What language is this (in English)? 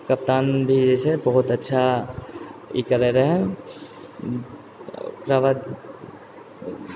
Maithili